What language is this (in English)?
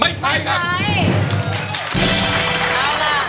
Thai